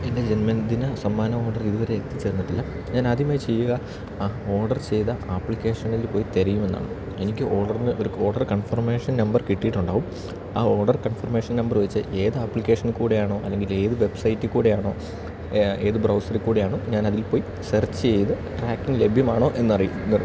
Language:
Malayalam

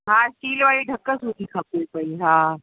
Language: Sindhi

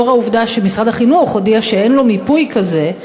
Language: Hebrew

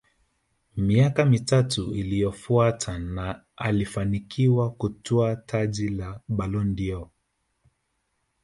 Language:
Swahili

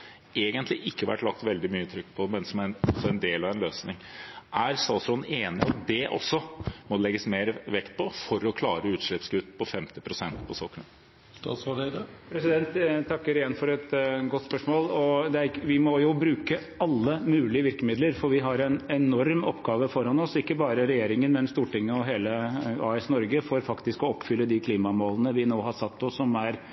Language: Norwegian Bokmål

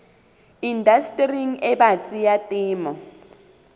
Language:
Southern Sotho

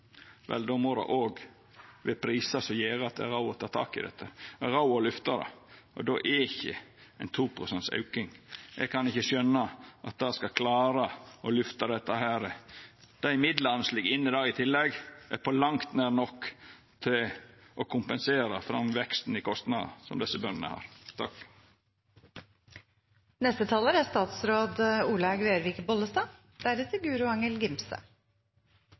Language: Norwegian Nynorsk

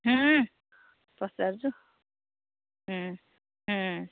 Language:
Odia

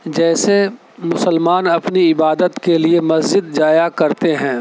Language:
Urdu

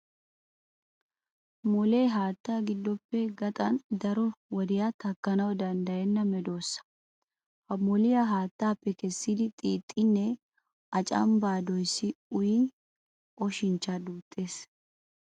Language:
Wolaytta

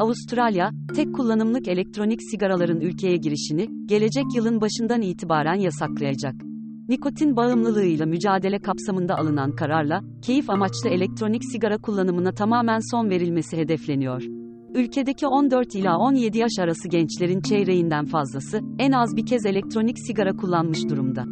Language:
Turkish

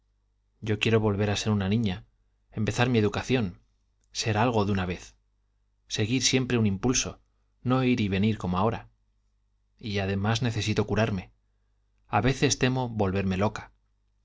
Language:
Spanish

